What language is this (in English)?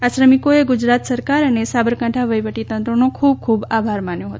Gujarati